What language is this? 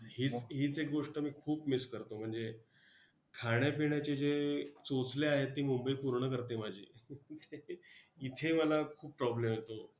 Marathi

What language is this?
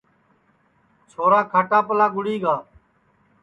Sansi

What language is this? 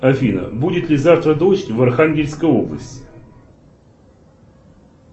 Russian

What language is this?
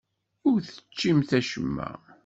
Kabyle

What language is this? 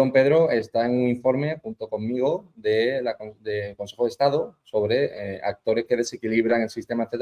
Spanish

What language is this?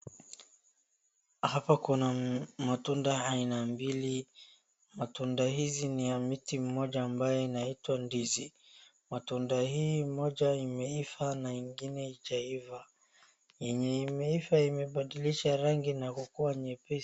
Swahili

